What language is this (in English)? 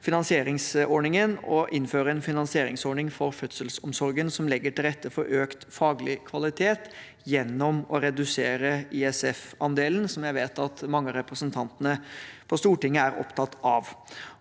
Norwegian